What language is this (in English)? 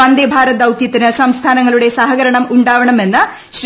Malayalam